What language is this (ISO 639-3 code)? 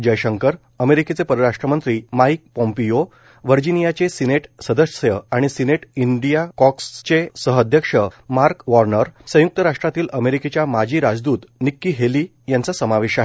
mar